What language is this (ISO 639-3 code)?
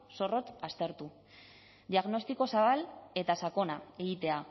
eus